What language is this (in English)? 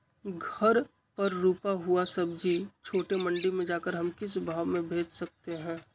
Magahi